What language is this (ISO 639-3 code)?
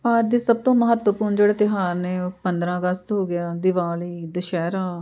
pan